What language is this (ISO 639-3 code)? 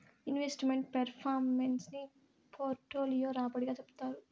tel